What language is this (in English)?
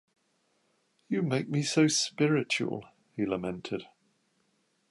English